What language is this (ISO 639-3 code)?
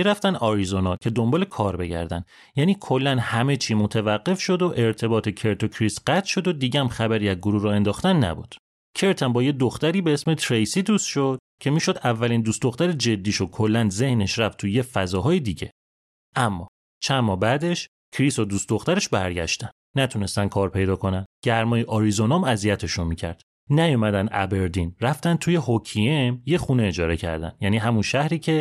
fas